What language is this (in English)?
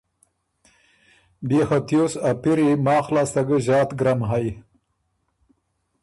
Ormuri